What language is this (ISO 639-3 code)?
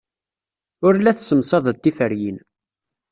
kab